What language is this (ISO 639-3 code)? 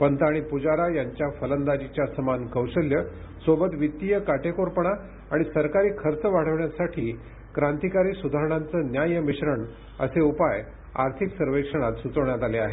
mar